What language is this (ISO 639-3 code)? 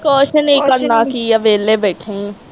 pan